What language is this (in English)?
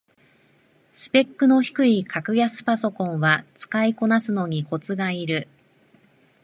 Japanese